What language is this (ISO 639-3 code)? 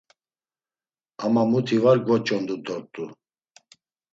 lzz